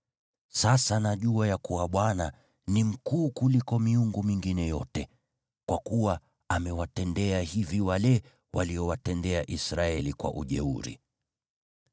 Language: Swahili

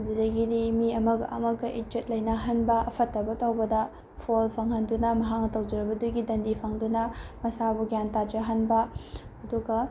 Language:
Manipuri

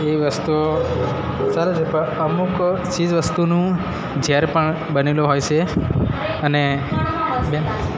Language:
Gujarati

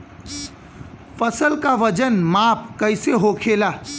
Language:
Bhojpuri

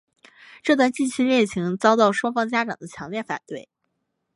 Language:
Chinese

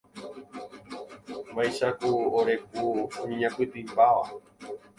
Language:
Guarani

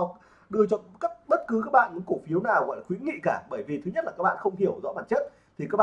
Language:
Vietnamese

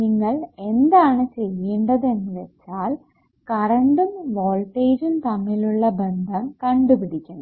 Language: Malayalam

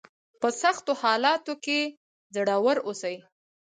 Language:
Pashto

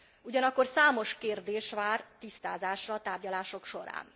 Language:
Hungarian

